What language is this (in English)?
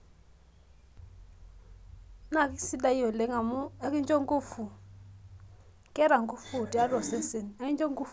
Masai